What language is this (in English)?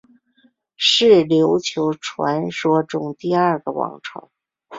Chinese